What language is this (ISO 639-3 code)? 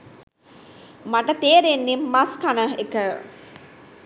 sin